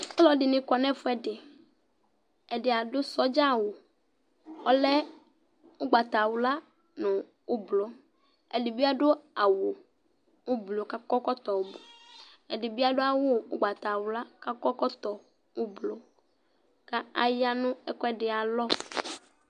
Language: Ikposo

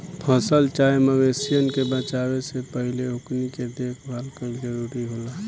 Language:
Bhojpuri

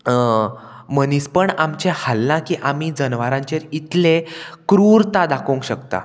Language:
Konkani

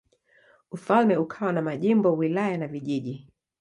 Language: Swahili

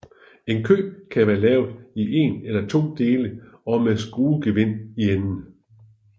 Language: Danish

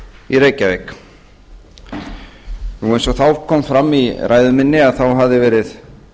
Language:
Icelandic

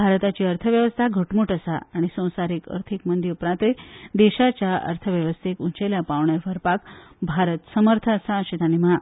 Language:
Konkani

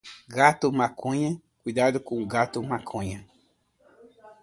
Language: Portuguese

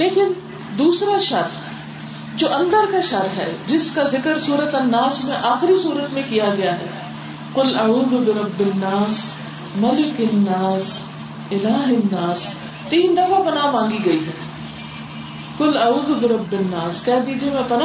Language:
Urdu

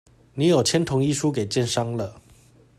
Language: Chinese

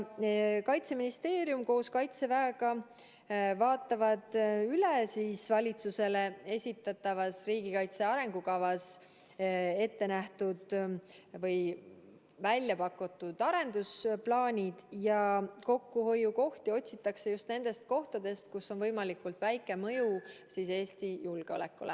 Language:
Estonian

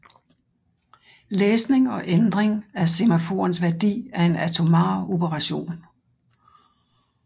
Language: Danish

